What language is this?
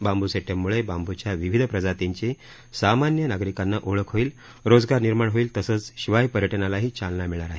Marathi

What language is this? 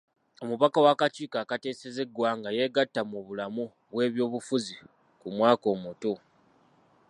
Ganda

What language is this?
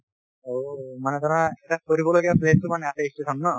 Assamese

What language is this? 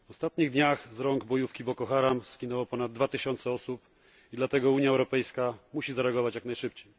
Polish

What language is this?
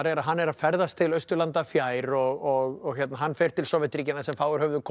Icelandic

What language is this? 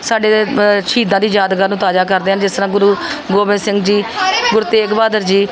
Punjabi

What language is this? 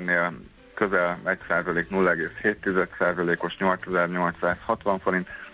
Hungarian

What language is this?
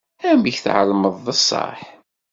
Kabyle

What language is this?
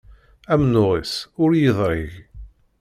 Kabyle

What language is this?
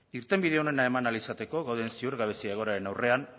Basque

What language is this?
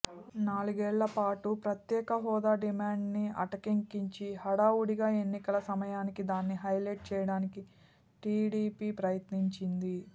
Telugu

